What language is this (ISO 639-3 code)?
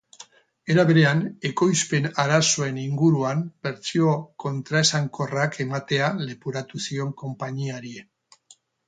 eus